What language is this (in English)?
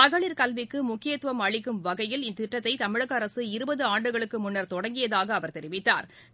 Tamil